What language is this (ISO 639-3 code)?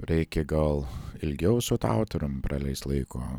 lit